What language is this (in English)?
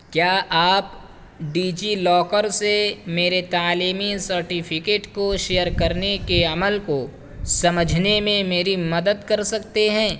Urdu